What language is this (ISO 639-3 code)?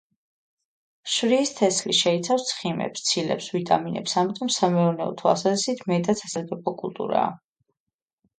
kat